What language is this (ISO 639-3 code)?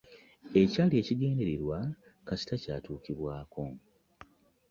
lug